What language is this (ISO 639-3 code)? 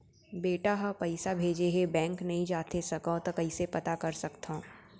hne